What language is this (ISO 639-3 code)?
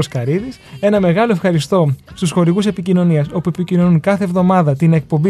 ell